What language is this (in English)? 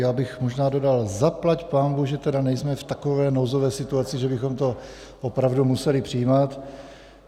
Czech